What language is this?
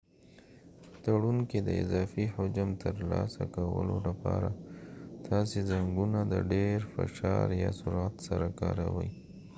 Pashto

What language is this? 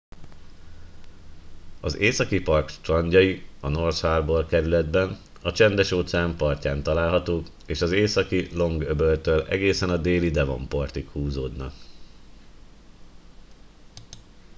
Hungarian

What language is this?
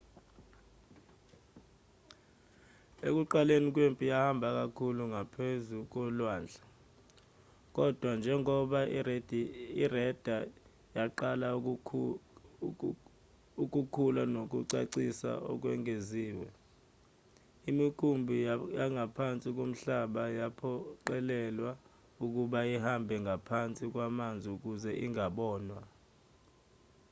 Zulu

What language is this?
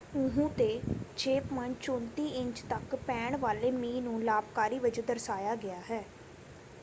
Punjabi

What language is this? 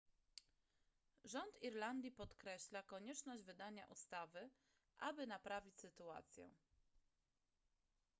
Polish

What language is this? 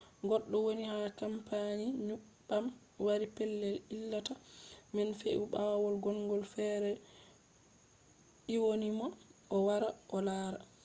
Fula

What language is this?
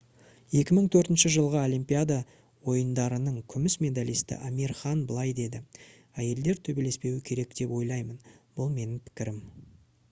Kazakh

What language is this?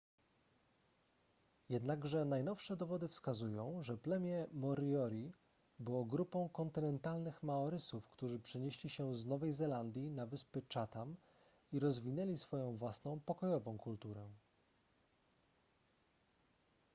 Polish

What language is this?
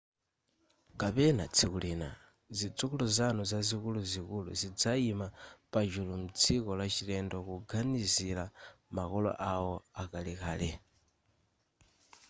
Nyanja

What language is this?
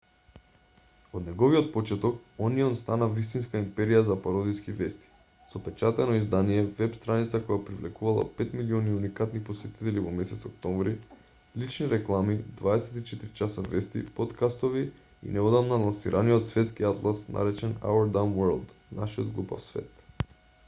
Macedonian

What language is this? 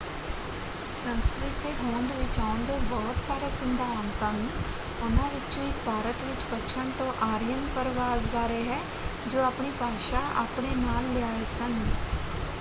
Punjabi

